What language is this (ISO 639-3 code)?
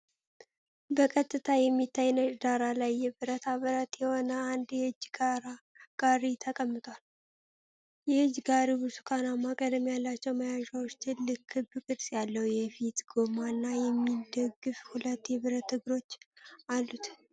amh